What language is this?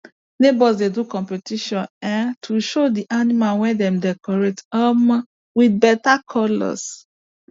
Nigerian Pidgin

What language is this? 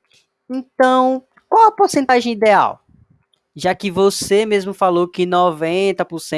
Portuguese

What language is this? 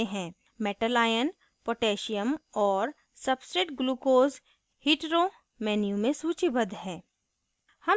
Hindi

